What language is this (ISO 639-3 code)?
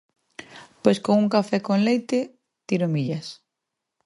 glg